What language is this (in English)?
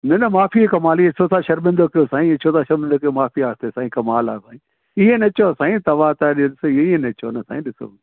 Sindhi